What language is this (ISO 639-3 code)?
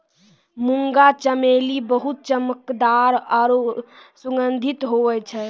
mai